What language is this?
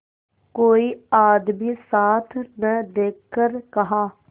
Hindi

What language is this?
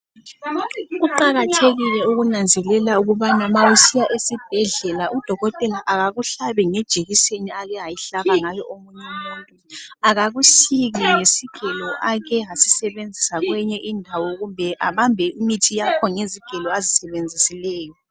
North Ndebele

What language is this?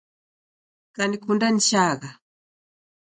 Taita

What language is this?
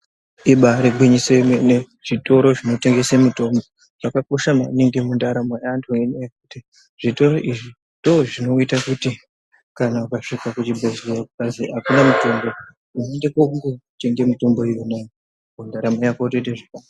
Ndau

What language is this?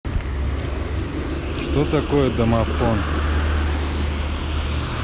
Russian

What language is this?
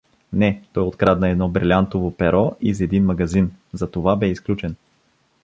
Bulgarian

